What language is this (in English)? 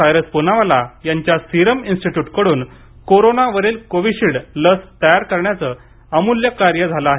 Marathi